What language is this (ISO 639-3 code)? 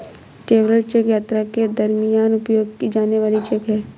hin